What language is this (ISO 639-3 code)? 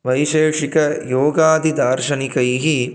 san